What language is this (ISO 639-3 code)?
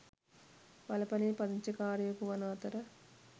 sin